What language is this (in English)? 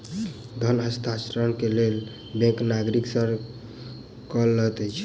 Maithili